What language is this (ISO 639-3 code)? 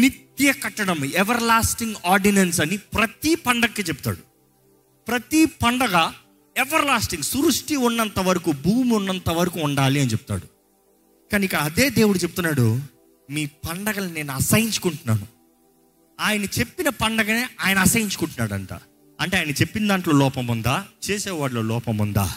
tel